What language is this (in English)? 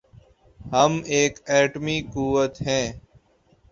Urdu